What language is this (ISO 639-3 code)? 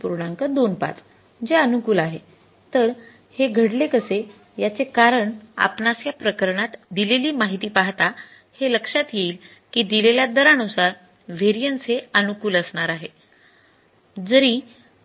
mar